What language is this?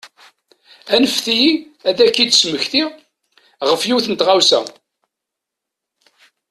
Kabyle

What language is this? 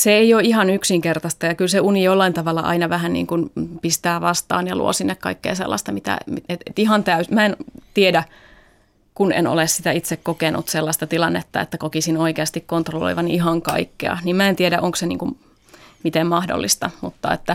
Finnish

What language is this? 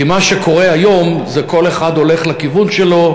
Hebrew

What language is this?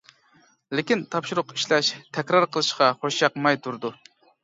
Uyghur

